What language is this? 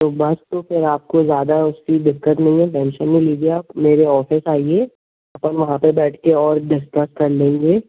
Hindi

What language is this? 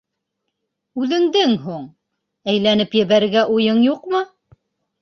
Bashkir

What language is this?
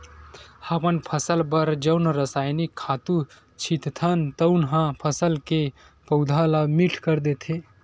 Chhattisgarhi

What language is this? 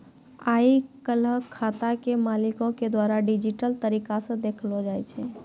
Maithili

